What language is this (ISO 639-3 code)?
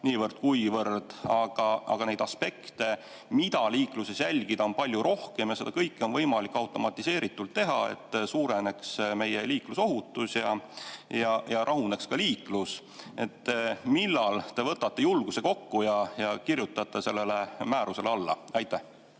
est